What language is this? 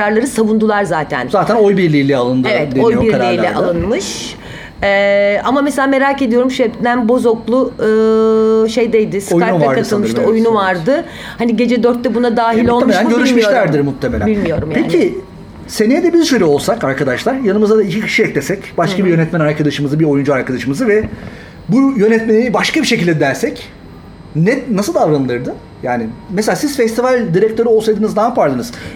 Turkish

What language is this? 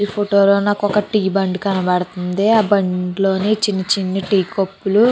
Telugu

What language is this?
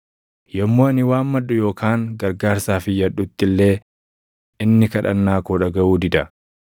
Oromo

